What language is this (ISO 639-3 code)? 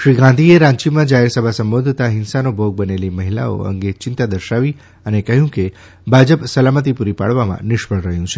guj